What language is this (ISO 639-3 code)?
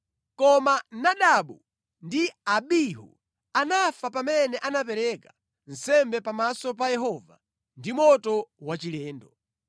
nya